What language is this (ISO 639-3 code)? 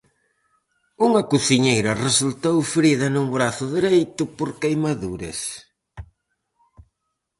glg